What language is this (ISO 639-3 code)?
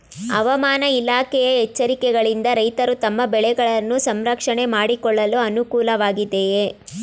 kan